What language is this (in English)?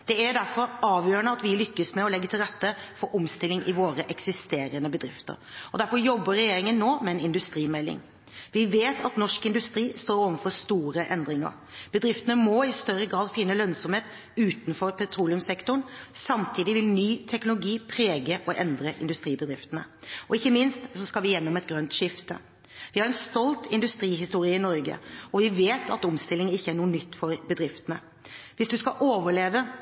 Norwegian Bokmål